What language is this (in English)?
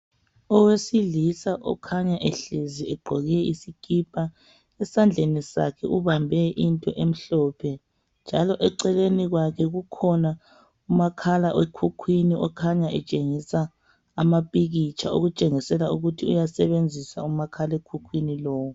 North Ndebele